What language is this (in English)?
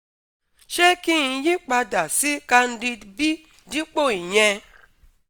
Yoruba